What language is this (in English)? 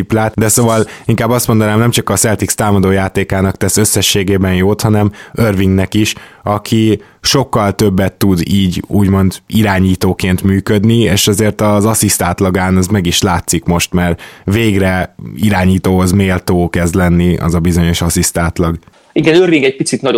Hungarian